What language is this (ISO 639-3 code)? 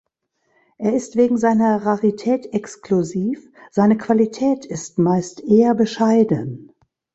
deu